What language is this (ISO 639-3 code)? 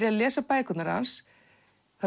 isl